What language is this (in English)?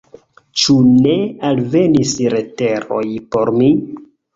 Esperanto